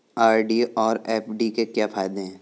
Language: Hindi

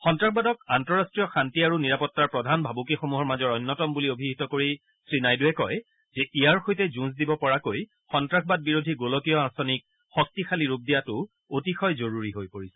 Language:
Assamese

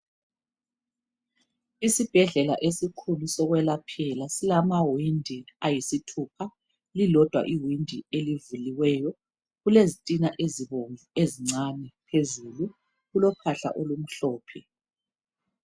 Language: North Ndebele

